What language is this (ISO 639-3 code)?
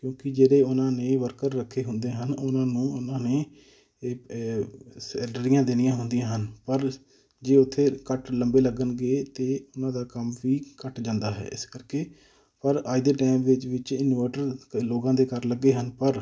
pan